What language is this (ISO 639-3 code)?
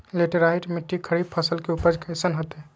mag